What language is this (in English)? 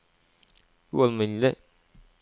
Norwegian